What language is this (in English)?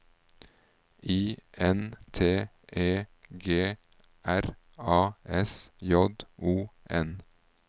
Norwegian